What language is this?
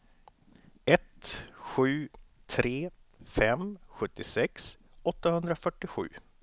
Swedish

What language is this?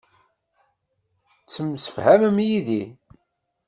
Kabyle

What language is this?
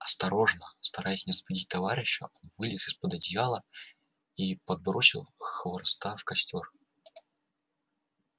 Russian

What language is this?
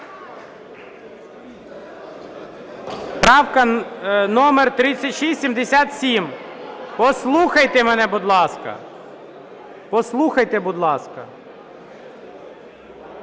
Ukrainian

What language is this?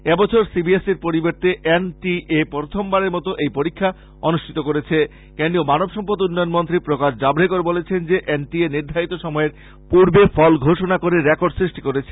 Bangla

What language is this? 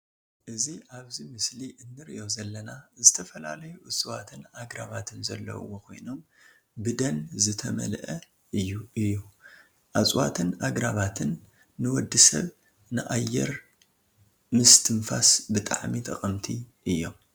Tigrinya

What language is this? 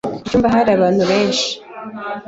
Kinyarwanda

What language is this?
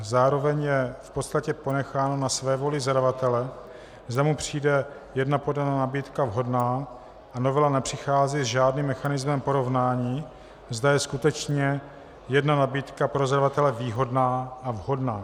Czech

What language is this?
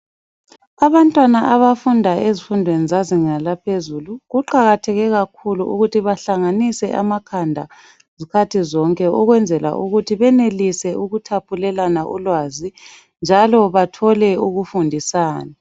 North Ndebele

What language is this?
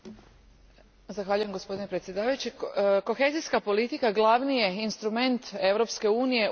Croatian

